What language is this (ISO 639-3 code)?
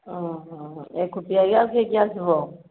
ori